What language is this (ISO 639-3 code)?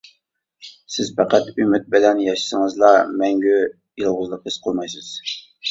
uig